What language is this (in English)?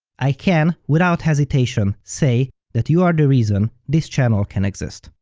English